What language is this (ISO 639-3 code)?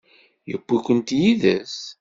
kab